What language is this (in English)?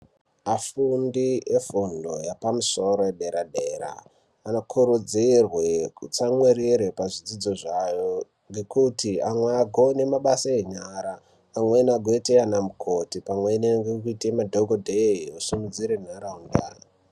Ndau